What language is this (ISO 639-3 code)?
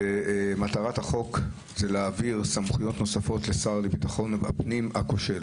heb